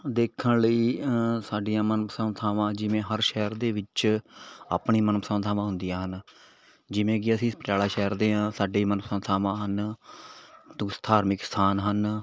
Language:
Punjabi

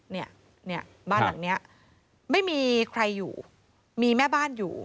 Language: Thai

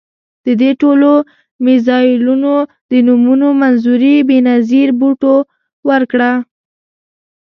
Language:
Pashto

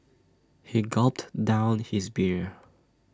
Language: English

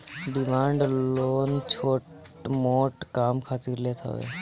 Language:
Bhojpuri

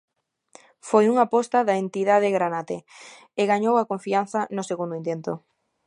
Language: Galician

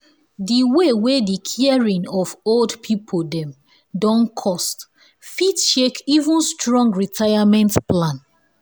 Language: Nigerian Pidgin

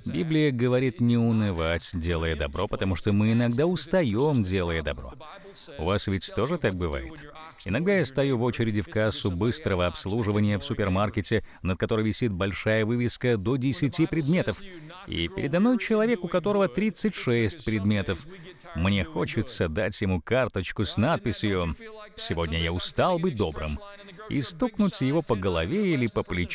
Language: Russian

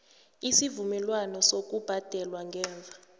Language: South Ndebele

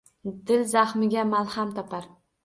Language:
Uzbek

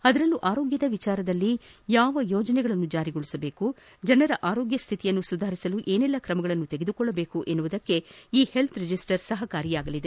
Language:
Kannada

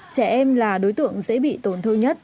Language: Vietnamese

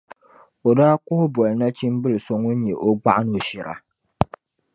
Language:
Dagbani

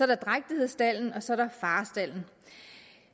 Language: Danish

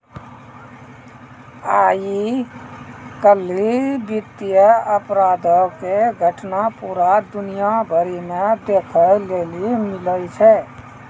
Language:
Maithili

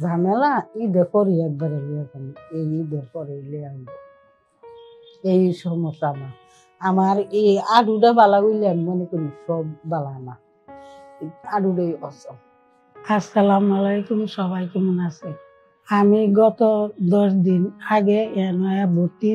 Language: Romanian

